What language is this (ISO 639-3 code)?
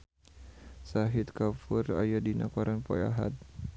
sun